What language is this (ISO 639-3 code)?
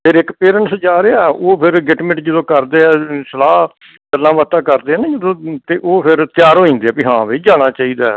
pan